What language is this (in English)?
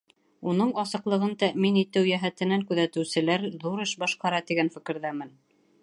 Bashkir